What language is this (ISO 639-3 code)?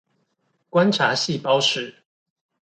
zho